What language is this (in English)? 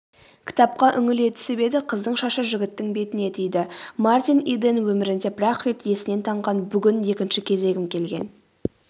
Kazakh